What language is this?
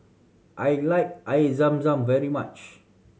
English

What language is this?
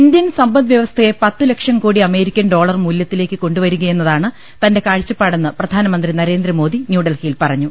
Malayalam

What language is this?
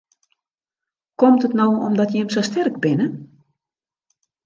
Western Frisian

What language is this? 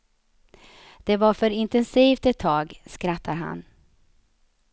Swedish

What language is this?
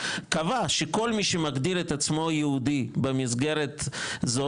Hebrew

